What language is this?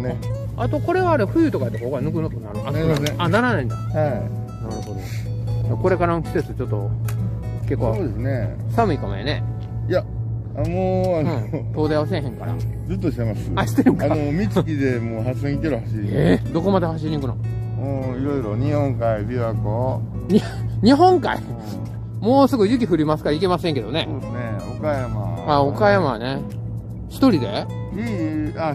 Japanese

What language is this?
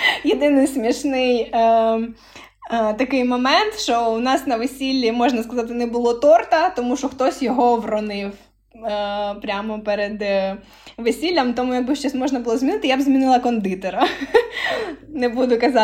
Ukrainian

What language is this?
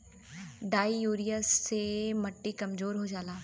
Bhojpuri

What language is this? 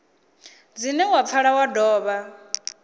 Venda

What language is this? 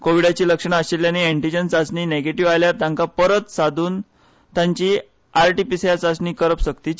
Konkani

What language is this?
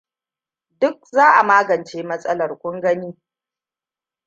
Hausa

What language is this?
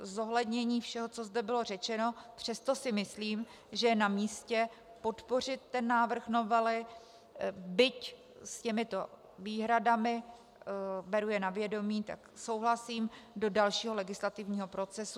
Czech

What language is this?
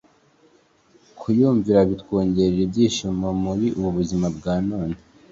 Kinyarwanda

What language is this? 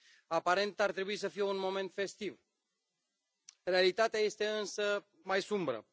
Romanian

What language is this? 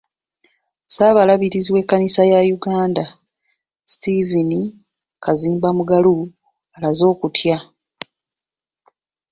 Ganda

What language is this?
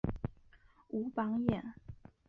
Chinese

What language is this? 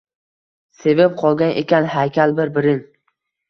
Uzbek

